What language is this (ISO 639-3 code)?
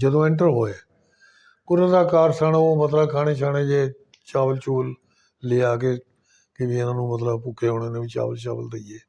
pan